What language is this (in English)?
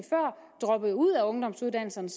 Danish